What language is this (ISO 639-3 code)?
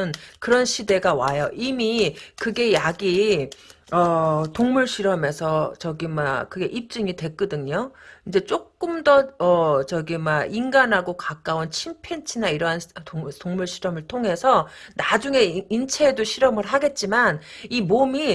kor